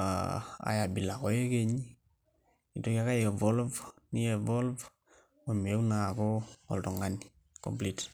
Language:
Masai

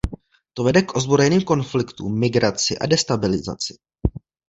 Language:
Czech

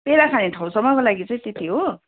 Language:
Nepali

